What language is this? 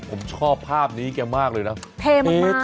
Thai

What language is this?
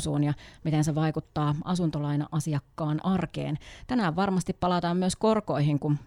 Finnish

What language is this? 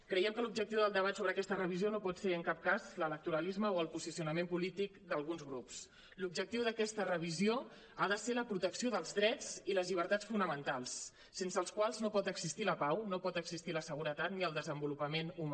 Catalan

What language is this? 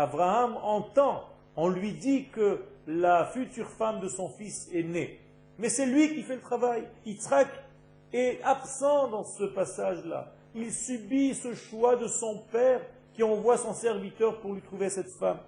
French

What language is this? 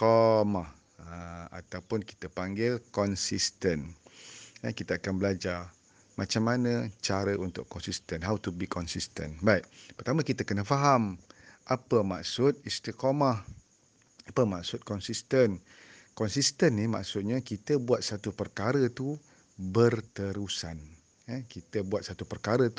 Malay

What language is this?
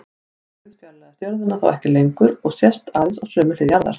Icelandic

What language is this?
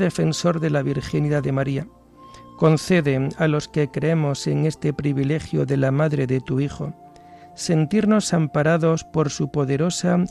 Spanish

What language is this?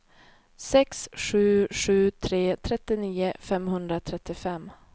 Swedish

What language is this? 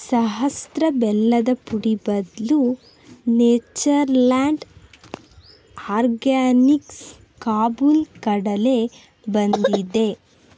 Kannada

